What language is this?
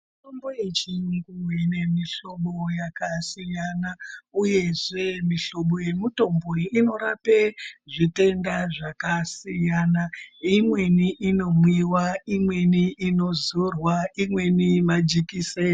Ndau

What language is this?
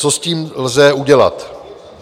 Czech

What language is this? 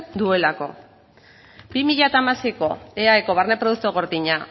Basque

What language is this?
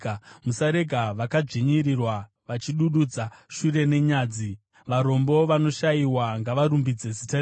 Shona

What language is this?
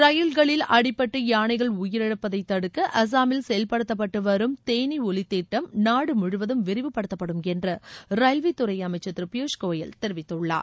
Tamil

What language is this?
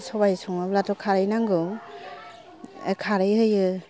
Bodo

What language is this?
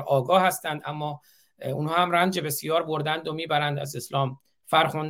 Persian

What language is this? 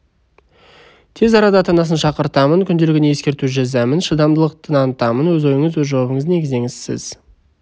Kazakh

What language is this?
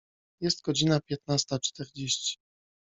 Polish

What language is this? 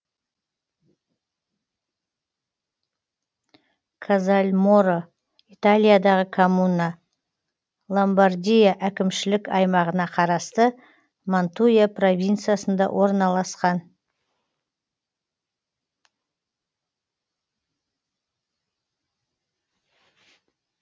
Kazakh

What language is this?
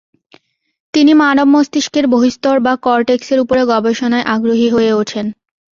Bangla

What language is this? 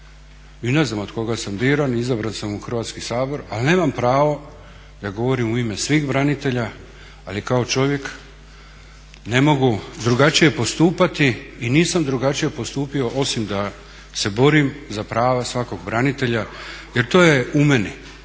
Croatian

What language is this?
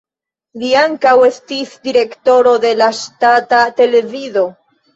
Esperanto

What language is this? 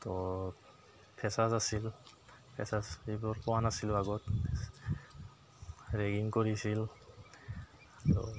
Assamese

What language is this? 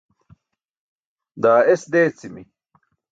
Burushaski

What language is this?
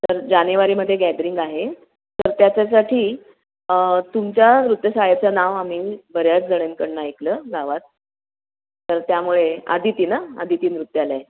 Marathi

